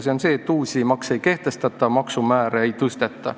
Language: Estonian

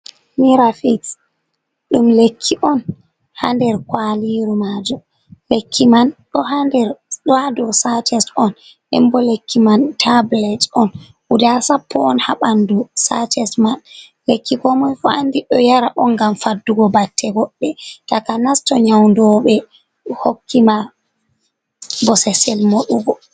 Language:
Fula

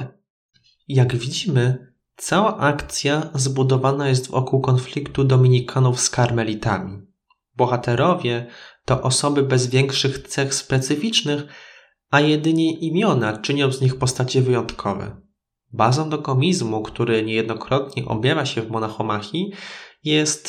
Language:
Polish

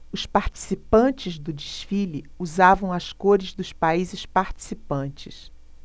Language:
Portuguese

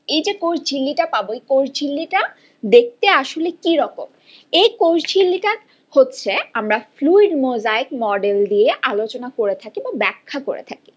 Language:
Bangla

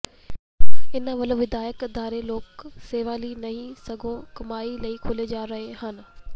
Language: Punjabi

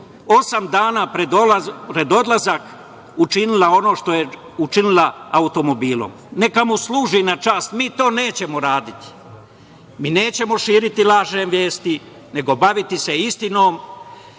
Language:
Serbian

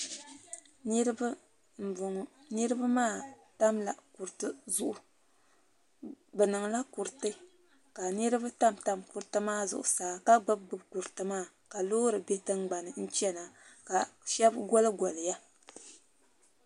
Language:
Dagbani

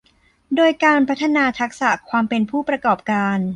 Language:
Thai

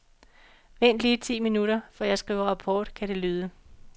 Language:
Danish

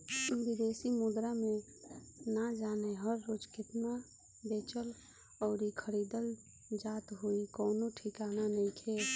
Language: Bhojpuri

